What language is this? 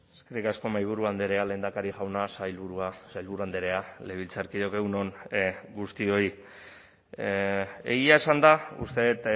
Basque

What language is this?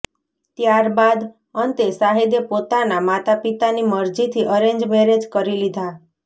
Gujarati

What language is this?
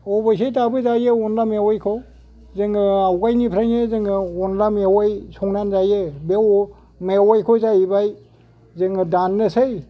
Bodo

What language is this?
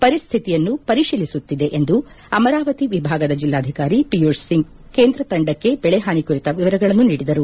Kannada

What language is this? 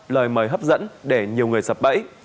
Vietnamese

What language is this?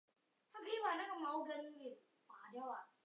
Chinese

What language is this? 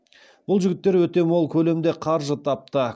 Kazakh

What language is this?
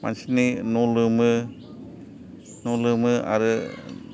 Bodo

